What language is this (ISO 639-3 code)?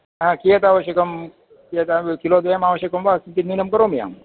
san